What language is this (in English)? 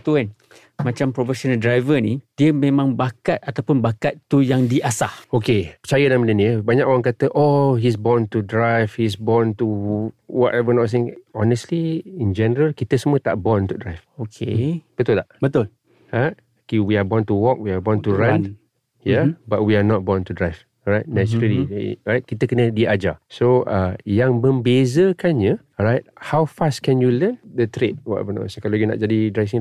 Malay